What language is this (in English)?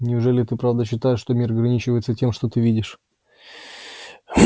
Russian